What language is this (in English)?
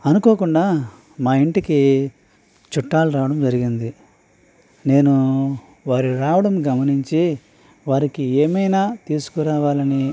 Telugu